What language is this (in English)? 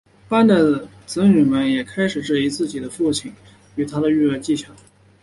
Chinese